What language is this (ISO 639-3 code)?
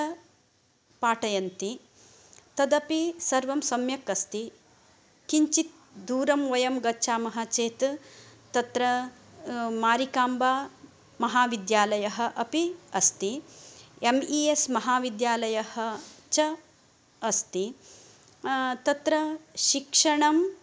san